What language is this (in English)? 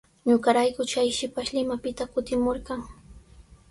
Sihuas Ancash Quechua